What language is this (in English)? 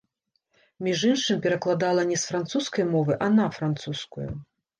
Belarusian